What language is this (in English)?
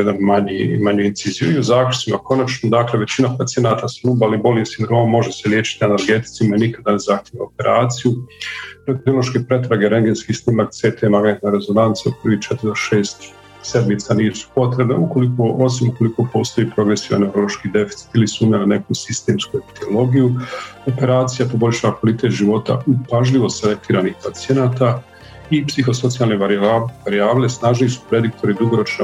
Croatian